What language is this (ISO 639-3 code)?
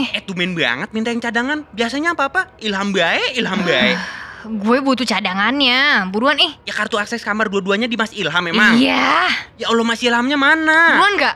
ind